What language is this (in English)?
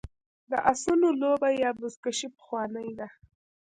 Pashto